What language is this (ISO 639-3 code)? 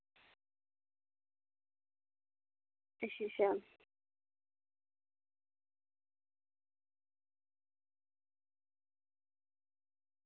doi